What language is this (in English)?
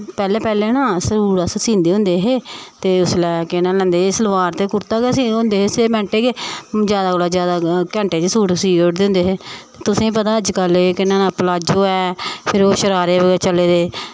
Dogri